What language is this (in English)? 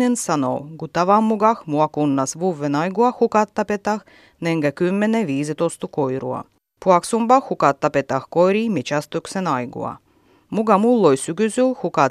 Finnish